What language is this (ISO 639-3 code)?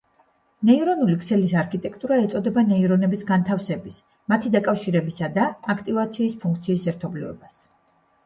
kat